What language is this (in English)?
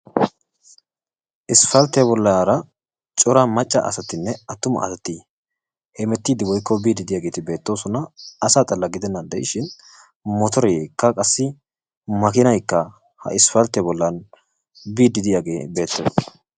Wolaytta